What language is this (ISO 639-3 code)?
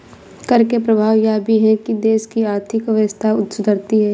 hin